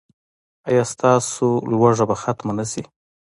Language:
Pashto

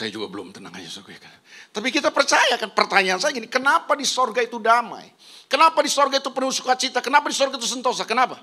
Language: Indonesian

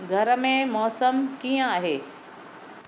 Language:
Sindhi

